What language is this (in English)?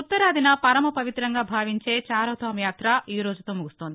Telugu